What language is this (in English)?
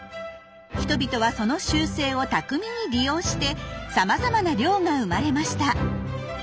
Japanese